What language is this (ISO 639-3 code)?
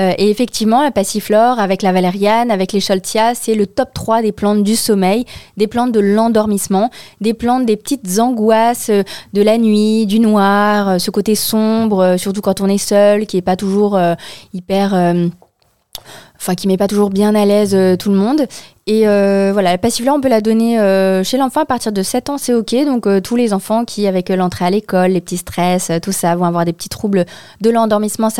fra